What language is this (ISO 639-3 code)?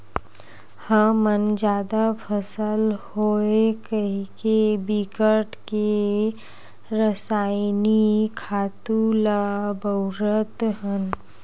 hne